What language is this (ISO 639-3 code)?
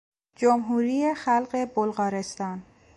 fas